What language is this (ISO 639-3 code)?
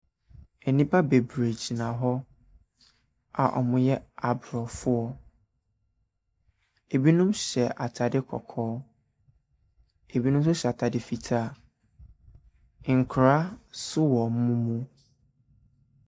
aka